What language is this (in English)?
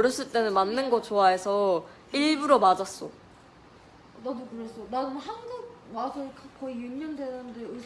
Korean